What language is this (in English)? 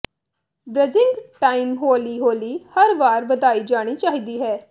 Punjabi